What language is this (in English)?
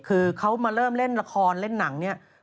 Thai